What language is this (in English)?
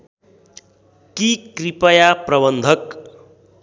Nepali